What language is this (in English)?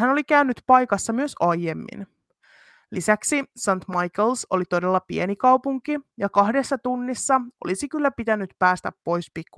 Finnish